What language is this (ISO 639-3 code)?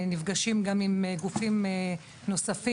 heb